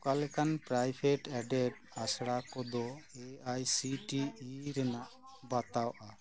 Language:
Santali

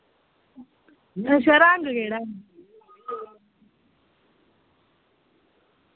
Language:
Dogri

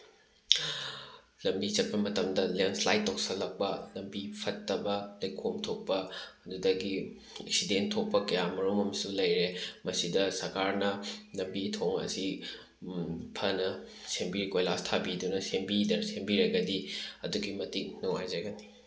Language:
Manipuri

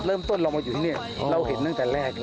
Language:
Thai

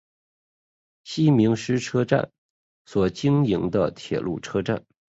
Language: Chinese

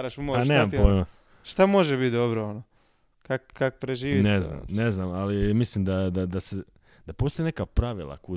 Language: Croatian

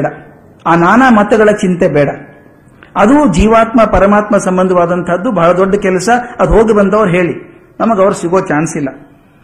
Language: Kannada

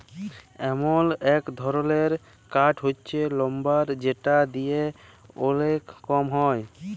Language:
Bangla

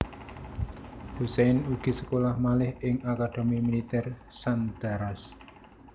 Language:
Javanese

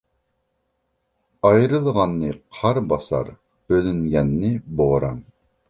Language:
Uyghur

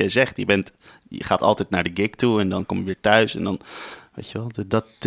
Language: Dutch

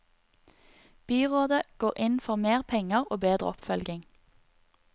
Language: Norwegian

